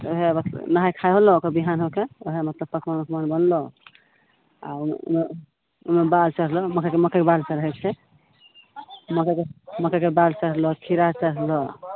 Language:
Maithili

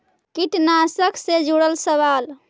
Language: Magahi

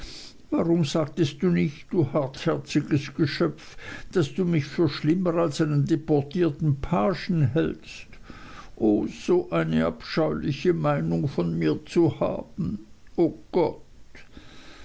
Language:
German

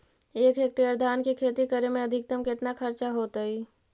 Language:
Magahi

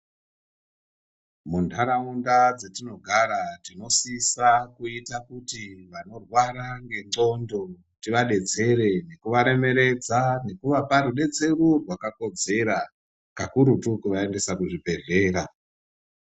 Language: Ndau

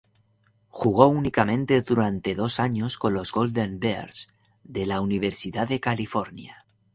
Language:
Spanish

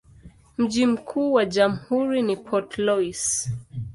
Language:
Swahili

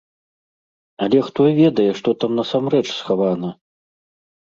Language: Belarusian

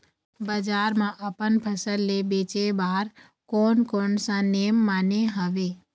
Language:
Chhattisgarhi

